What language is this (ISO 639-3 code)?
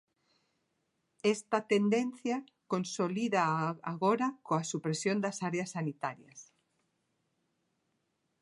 glg